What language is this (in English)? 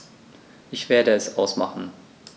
German